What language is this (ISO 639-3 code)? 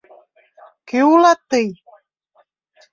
chm